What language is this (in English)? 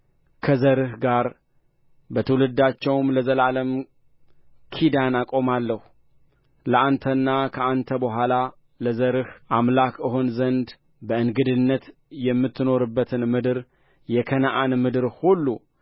Amharic